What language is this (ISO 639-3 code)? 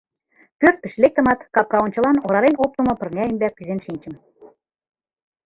chm